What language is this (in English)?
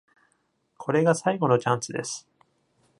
Japanese